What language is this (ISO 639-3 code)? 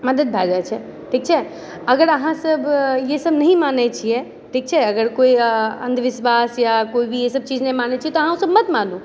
mai